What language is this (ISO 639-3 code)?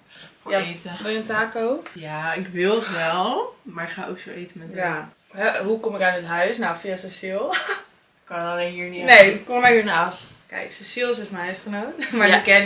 nld